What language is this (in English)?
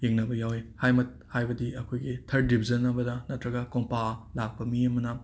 Manipuri